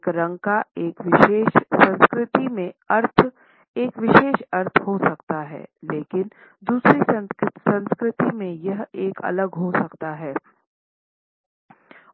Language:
Hindi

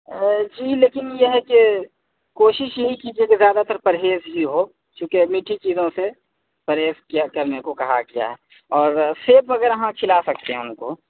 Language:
Urdu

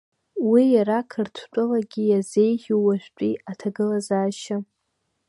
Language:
Abkhazian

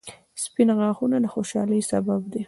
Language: Pashto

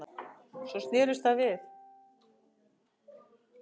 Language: Icelandic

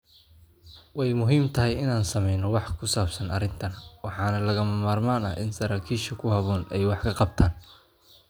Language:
Somali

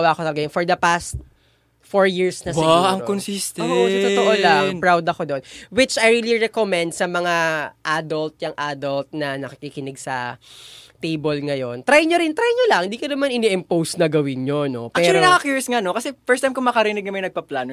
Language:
Filipino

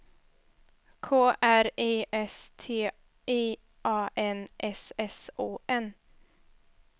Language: Swedish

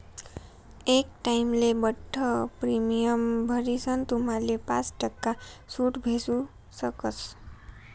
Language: Marathi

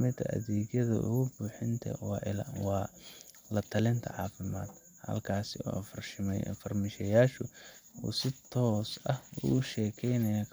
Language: Somali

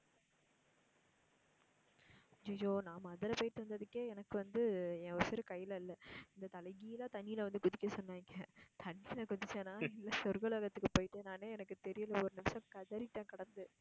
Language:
Tamil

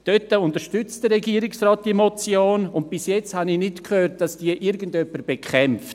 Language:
Swiss German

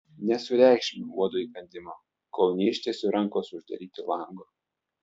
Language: Lithuanian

